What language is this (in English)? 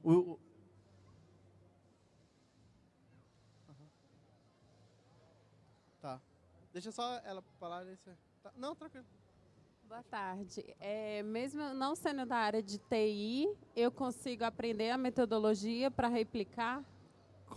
Portuguese